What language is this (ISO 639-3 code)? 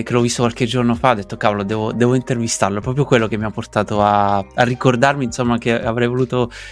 ita